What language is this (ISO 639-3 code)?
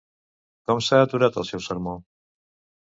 cat